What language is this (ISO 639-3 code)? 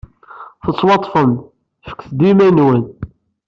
kab